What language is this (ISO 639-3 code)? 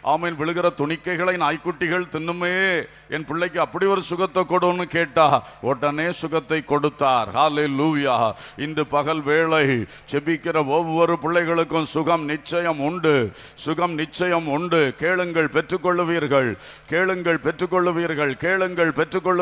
ron